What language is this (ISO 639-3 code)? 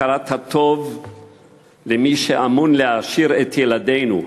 heb